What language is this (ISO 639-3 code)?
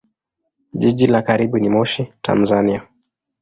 swa